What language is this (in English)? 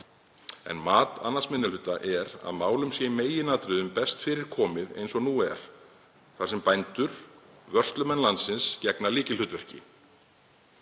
Icelandic